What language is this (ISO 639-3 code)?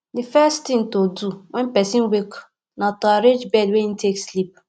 pcm